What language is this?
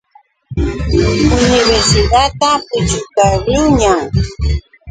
Yauyos Quechua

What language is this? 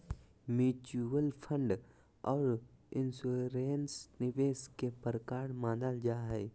Magahi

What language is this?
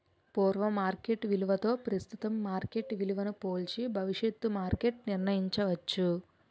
Telugu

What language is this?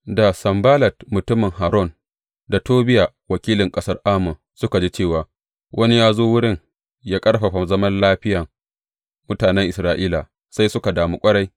Hausa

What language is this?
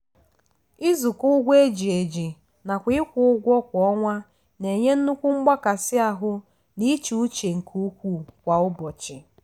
Igbo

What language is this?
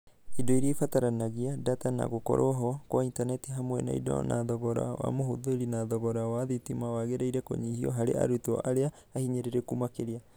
Kikuyu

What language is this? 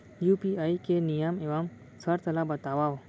Chhattisgarhi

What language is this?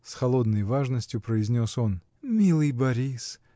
Russian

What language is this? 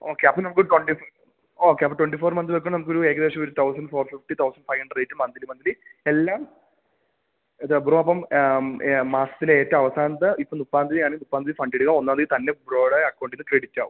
Malayalam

